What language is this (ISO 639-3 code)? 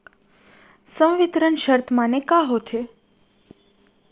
hne